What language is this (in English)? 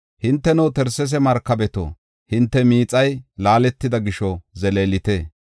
Gofa